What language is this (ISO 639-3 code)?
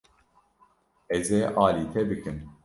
kur